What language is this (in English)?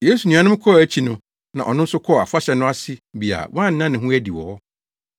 Akan